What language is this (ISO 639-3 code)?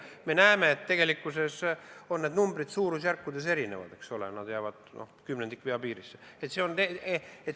est